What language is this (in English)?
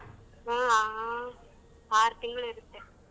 Kannada